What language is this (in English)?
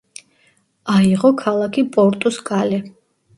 Georgian